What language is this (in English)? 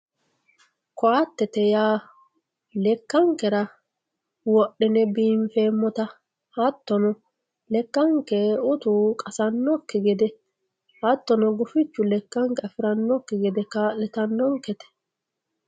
Sidamo